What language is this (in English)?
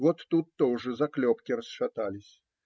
Russian